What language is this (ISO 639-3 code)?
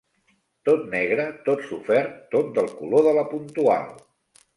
cat